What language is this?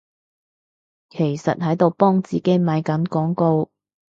Cantonese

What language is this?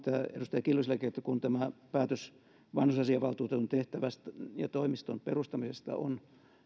Finnish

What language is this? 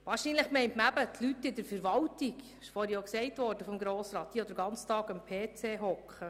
Swiss German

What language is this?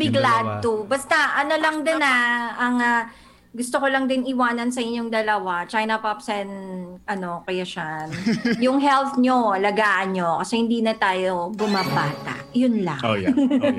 Filipino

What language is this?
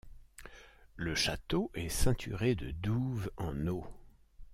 French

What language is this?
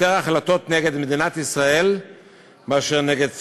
Hebrew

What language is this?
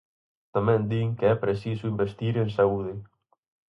Galician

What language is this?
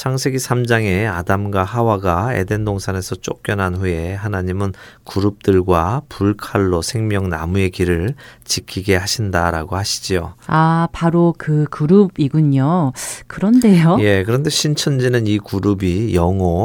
Korean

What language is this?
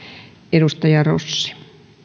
Finnish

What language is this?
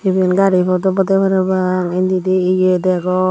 Chakma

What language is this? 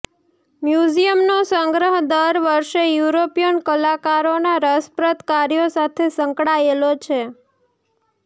Gujarati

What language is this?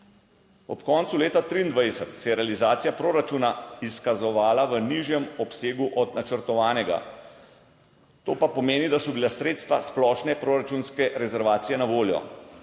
Slovenian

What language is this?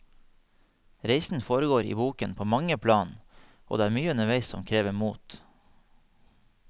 Norwegian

